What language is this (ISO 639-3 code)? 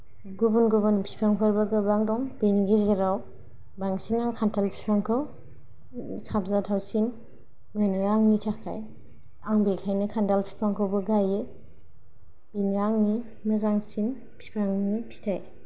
brx